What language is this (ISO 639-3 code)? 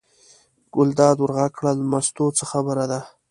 pus